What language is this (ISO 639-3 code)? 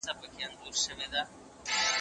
pus